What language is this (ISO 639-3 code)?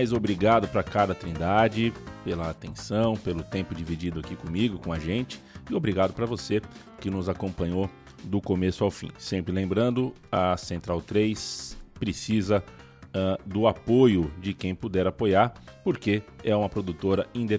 por